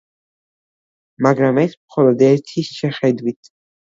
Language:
Georgian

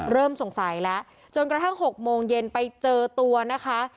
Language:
Thai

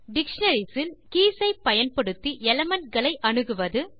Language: Tamil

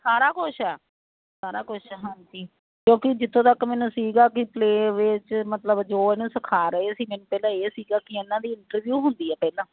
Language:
Punjabi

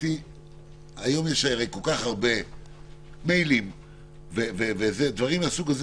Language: Hebrew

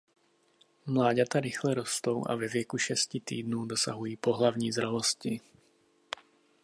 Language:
Czech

